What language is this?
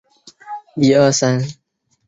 Chinese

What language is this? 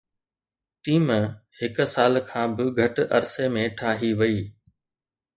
Sindhi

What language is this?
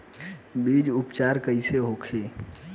Bhojpuri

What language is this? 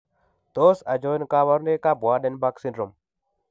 Kalenjin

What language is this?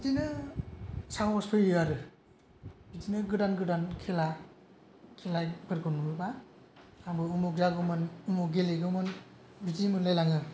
Bodo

